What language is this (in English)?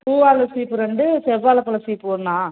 Tamil